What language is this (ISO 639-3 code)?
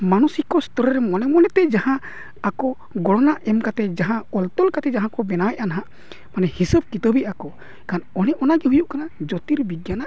sat